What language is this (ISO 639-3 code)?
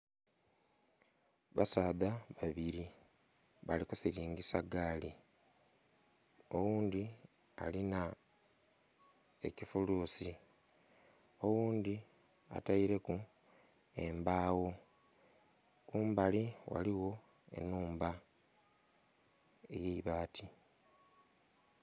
xog